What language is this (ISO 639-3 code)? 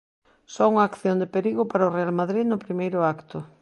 glg